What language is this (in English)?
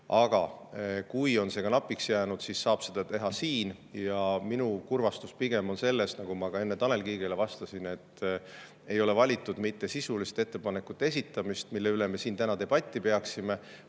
Estonian